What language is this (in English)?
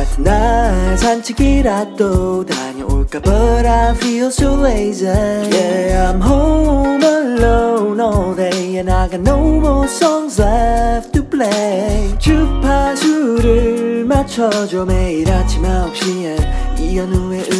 Korean